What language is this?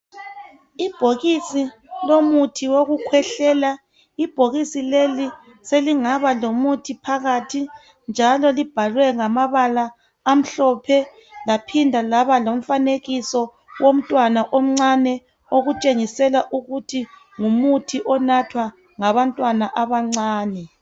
North Ndebele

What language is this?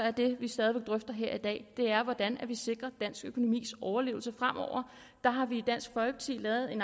Danish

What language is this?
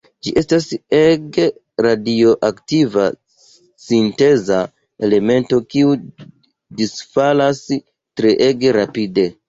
Esperanto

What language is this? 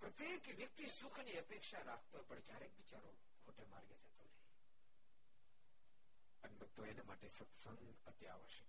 Gujarati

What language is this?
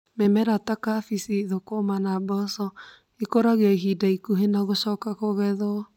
Kikuyu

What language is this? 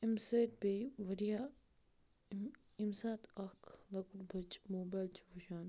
Kashmiri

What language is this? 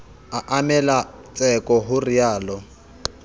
Southern Sotho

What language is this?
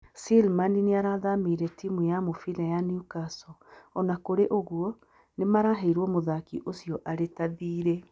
Kikuyu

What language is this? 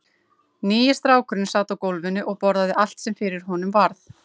Icelandic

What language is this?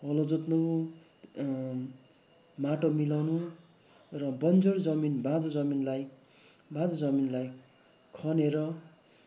Nepali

